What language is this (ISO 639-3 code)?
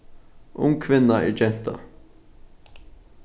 fao